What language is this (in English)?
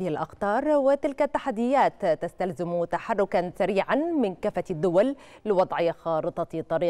Arabic